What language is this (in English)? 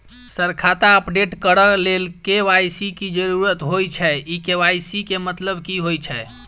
Maithili